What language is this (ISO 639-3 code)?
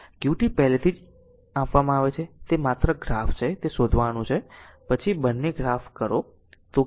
guj